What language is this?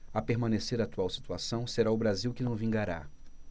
Portuguese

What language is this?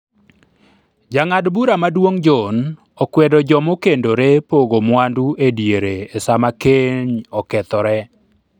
Luo (Kenya and Tanzania)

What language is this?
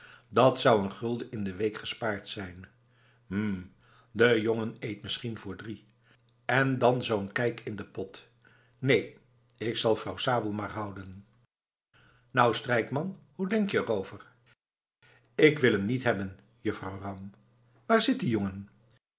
Dutch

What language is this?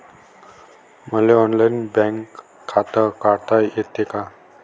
Marathi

